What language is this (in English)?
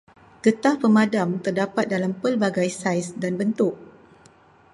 Malay